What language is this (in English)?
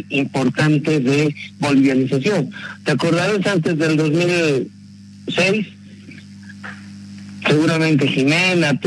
Spanish